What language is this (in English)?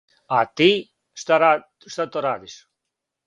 Serbian